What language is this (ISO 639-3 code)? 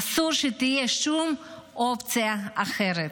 heb